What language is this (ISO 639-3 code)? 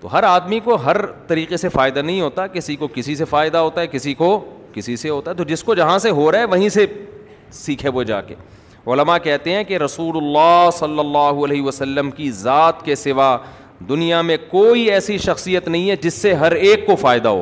urd